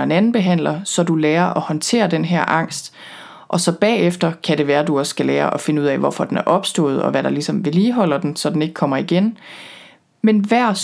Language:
Danish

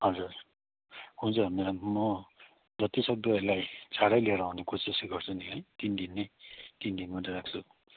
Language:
Nepali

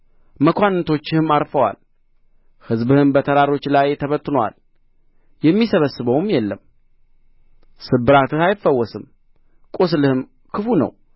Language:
Amharic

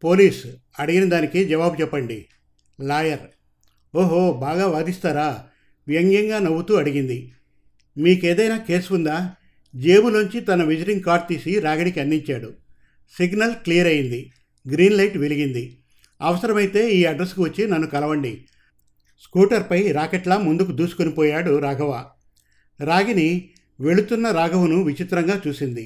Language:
Telugu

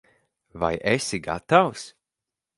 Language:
Latvian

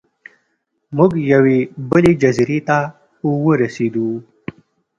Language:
Pashto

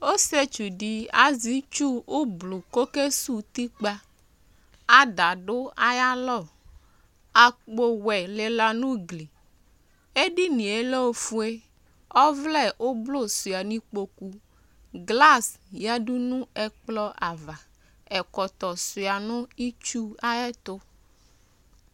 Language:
Ikposo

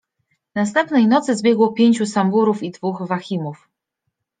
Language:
Polish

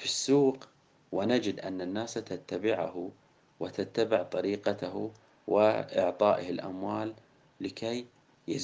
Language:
Arabic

